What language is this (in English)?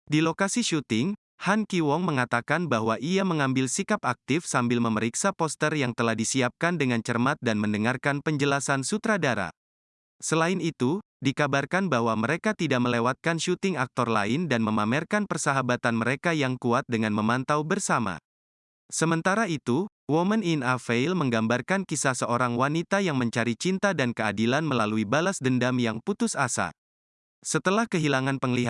Indonesian